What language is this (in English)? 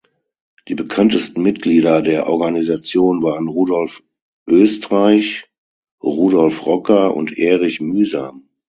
German